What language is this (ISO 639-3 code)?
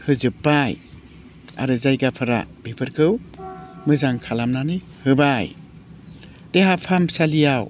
brx